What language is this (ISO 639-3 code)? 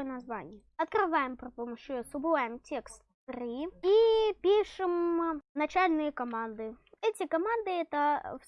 rus